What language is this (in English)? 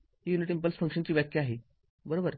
Marathi